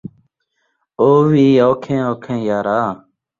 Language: Saraiki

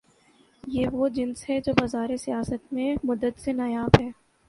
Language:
Urdu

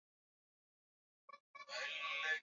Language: Swahili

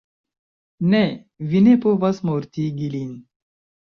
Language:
Esperanto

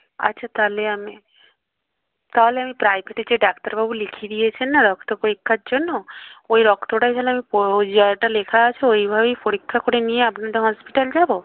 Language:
Bangla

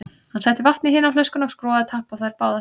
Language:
Icelandic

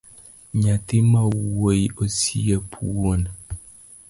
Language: Luo (Kenya and Tanzania)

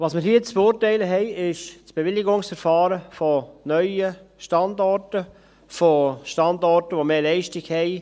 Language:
Swiss German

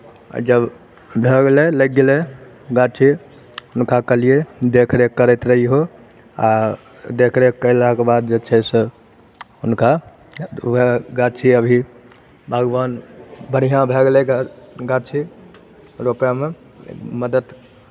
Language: Maithili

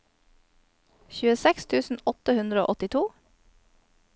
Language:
Norwegian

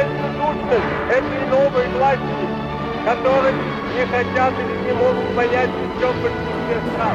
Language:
Finnish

